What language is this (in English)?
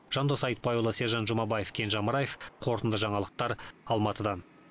Kazakh